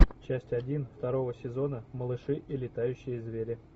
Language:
Russian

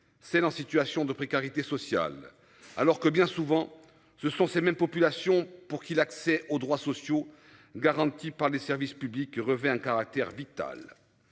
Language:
French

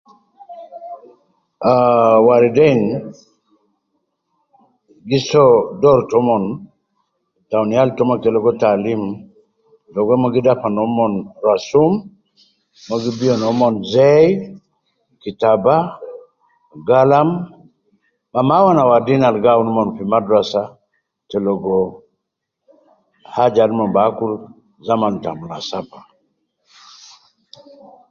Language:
Nubi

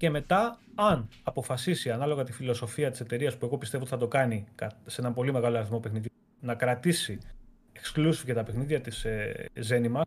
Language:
Greek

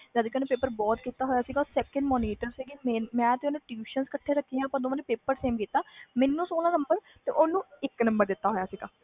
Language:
Punjabi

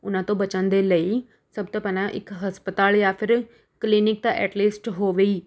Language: Punjabi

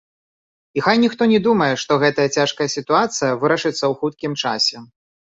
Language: Belarusian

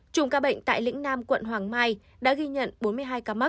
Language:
Vietnamese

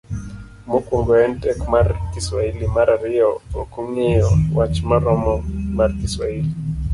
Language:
Luo (Kenya and Tanzania)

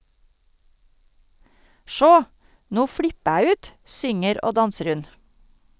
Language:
Norwegian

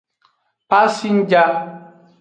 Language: Aja (Benin)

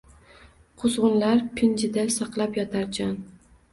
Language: Uzbek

